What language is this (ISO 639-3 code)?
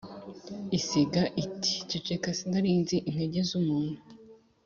kin